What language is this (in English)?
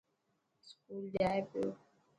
Dhatki